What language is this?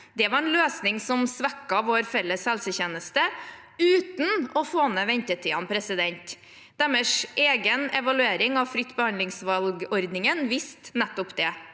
Norwegian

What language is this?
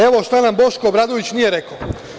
Serbian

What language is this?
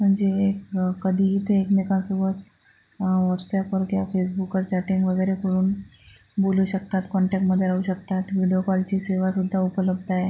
Marathi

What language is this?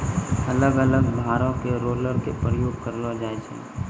Maithili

